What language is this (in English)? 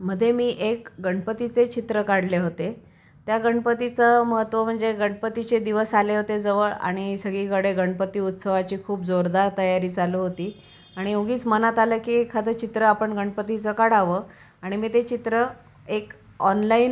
Marathi